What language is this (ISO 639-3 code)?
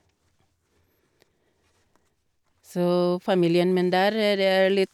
nor